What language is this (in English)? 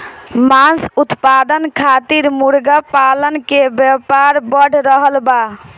Bhojpuri